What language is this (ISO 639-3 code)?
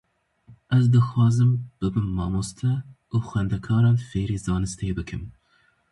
kur